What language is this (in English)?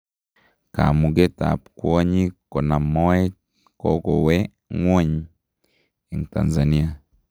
Kalenjin